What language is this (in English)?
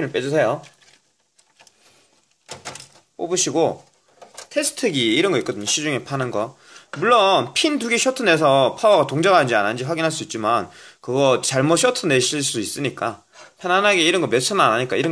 Korean